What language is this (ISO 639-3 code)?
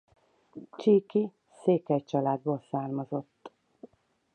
hun